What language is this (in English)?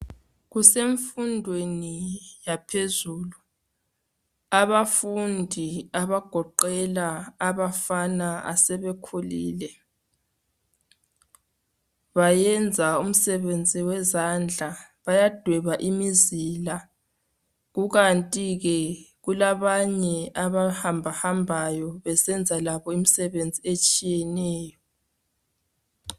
North Ndebele